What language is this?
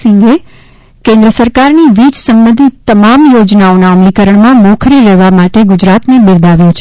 Gujarati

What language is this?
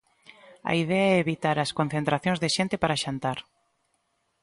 Galician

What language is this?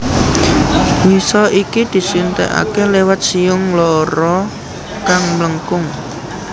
Javanese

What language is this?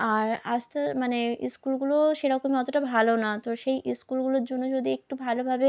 Bangla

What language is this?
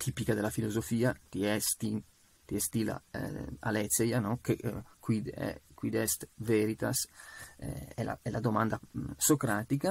Italian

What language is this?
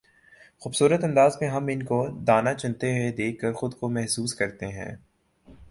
Urdu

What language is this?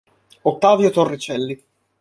Italian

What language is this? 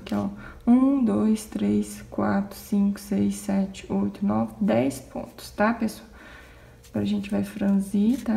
Portuguese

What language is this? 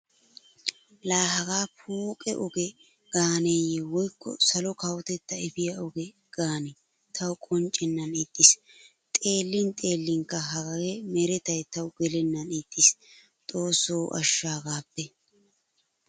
Wolaytta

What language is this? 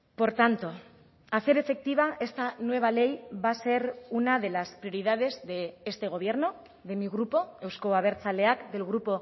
Spanish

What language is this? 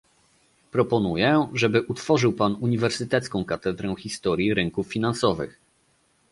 Polish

